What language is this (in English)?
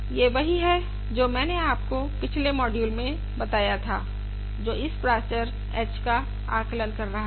Hindi